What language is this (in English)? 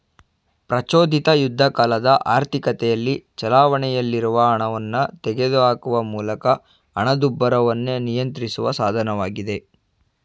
Kannada